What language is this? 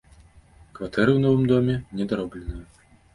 Belarusian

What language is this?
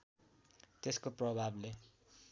Nepali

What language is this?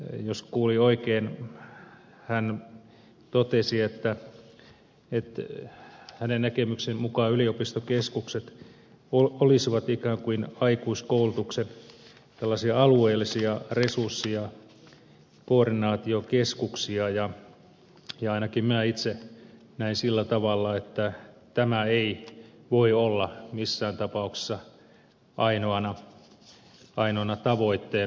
Finnish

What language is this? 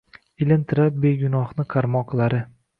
Uzbek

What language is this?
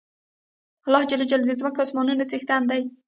Pashto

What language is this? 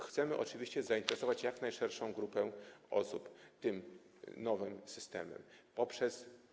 Polish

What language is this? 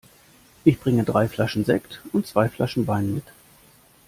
German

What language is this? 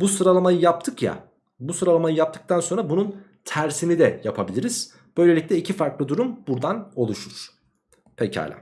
Turkish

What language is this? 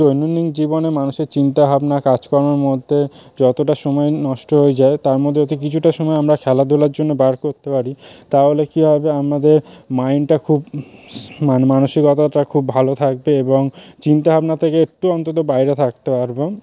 Bangla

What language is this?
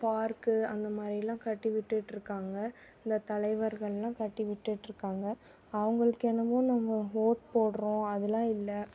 Tamil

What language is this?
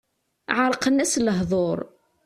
Kabyle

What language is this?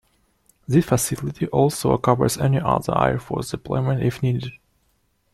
English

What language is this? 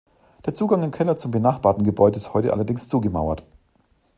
German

